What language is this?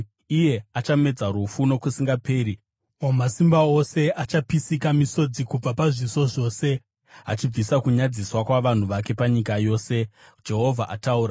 Shona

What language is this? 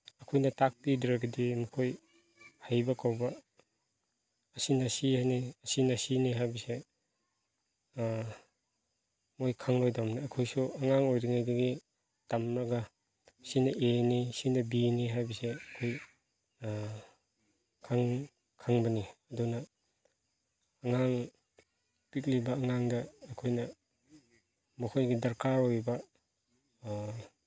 Manipuri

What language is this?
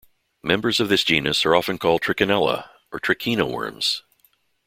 English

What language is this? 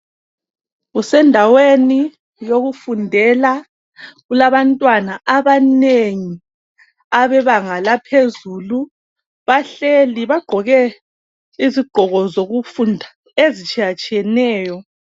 North Ndebele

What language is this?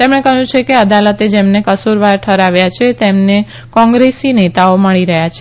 Gujarati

